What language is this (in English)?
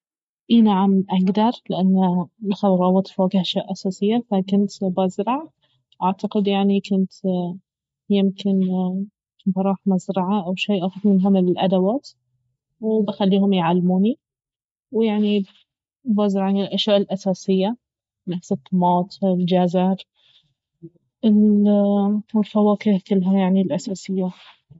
Baharna Arabic